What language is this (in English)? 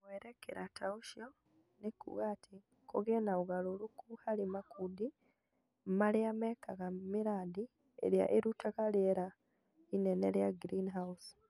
Kikuyu